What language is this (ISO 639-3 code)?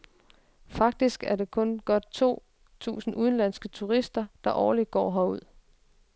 dan